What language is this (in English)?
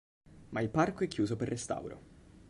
Italian